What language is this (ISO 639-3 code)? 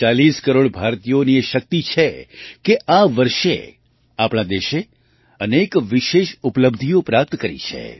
guj